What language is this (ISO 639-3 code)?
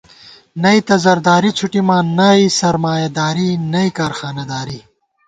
gwt